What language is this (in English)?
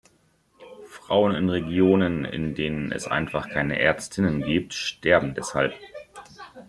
German